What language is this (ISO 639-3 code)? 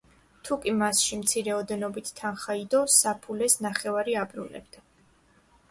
kat